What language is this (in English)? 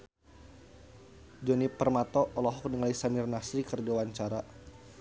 Sundanese